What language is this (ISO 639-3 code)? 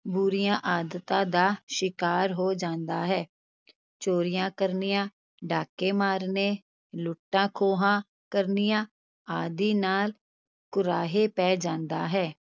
pan